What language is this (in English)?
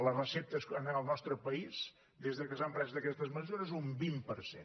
Catalan